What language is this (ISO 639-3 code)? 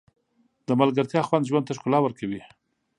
pus